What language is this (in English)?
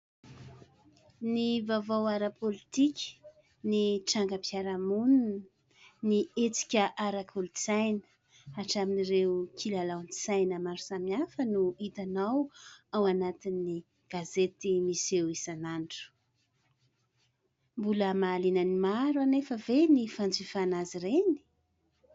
Malagasy